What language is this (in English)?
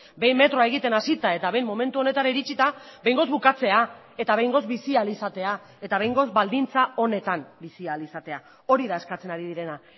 Basque